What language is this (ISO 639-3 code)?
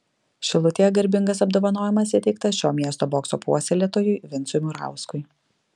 lit